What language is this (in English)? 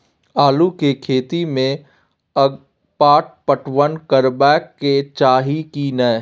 Maithili